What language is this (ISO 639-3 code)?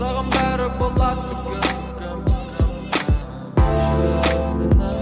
kaz